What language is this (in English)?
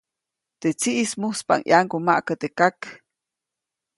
Copainalá Zoque